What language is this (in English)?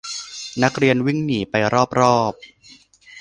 Thai